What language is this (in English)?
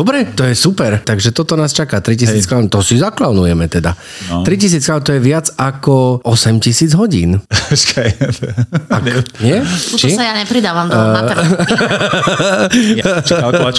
Slovak